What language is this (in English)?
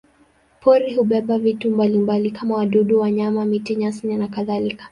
Swahili